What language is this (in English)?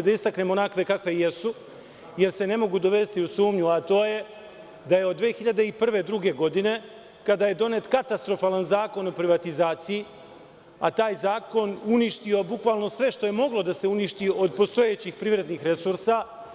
Serbian